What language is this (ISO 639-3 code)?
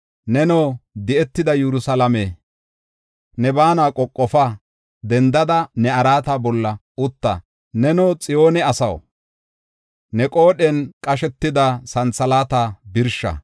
gof